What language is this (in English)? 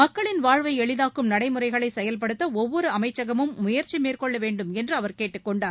Tamil